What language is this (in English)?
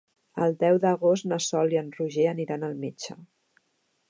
Catalan